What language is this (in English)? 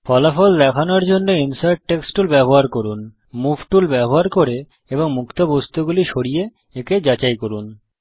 Bangla